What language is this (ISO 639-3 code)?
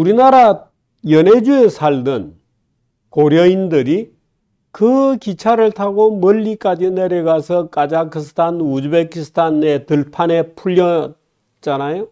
kor